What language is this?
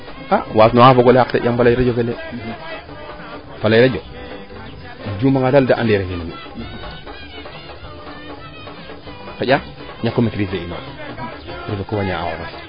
Serer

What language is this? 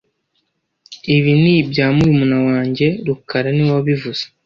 Kinyarwanda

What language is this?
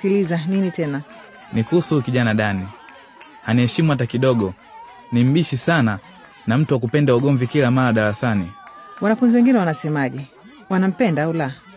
Swahili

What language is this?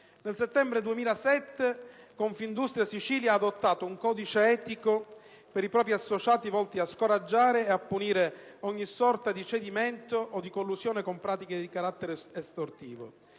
Italian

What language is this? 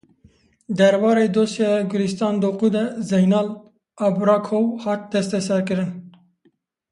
Kurdish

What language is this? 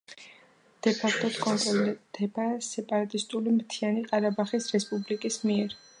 Georgian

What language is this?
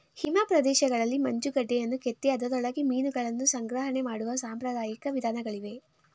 Kannada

